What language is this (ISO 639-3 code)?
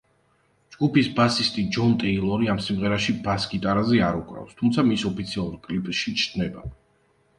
kat